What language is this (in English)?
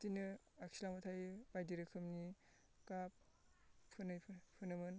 Bodo